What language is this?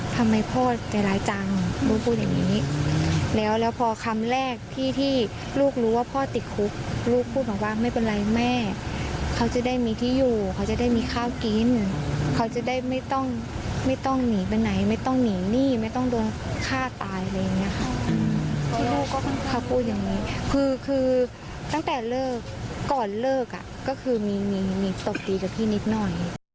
Thai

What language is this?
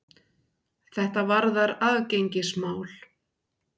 Icelandic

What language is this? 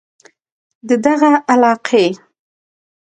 Pashto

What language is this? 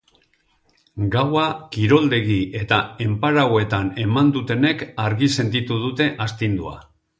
Basque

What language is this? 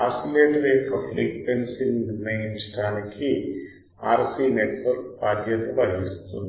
Telugu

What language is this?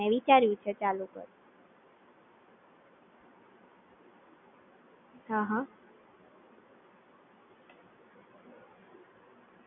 Gujarati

